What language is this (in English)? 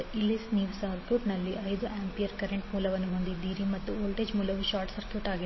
Kannada